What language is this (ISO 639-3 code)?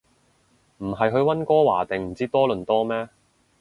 yue